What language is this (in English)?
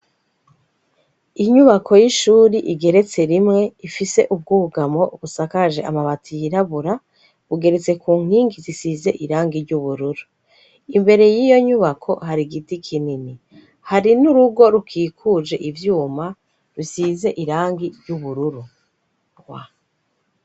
Rundi